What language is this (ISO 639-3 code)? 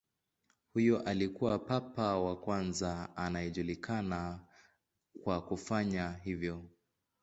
swa